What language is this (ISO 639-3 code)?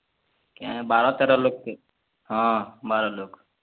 ori